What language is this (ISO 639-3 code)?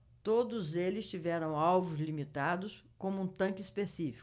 por